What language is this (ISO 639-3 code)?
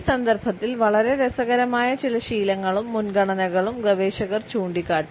mal